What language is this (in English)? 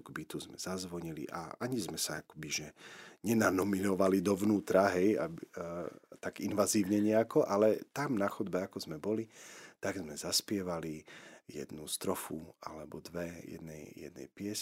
Slovak